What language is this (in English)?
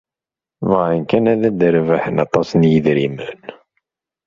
Kabyle